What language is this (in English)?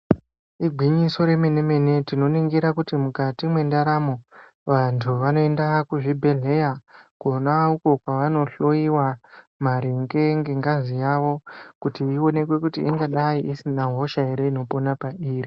Ndau